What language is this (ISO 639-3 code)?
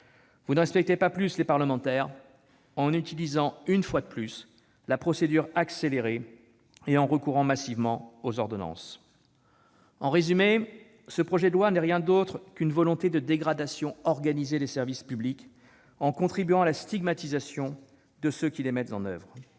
fra